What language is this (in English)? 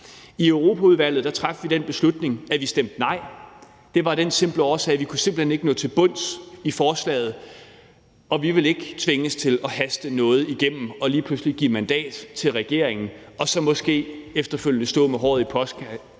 Danish